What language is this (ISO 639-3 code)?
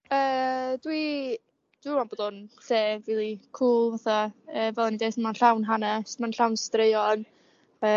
cym